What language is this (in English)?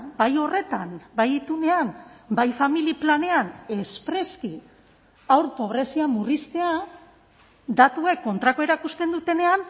Basque